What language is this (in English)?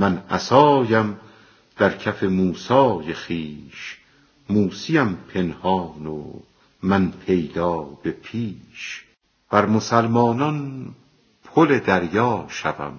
Persian